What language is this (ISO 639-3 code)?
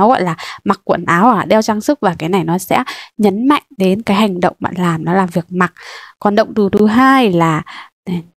vie